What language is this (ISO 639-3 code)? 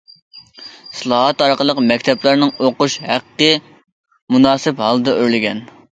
uig